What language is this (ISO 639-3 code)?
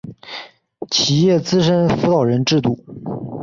zho